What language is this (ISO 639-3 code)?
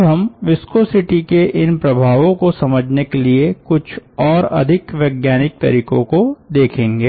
hin